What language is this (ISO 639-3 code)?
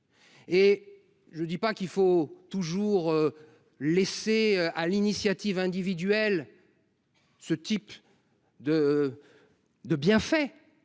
fra